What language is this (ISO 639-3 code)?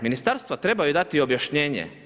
hrv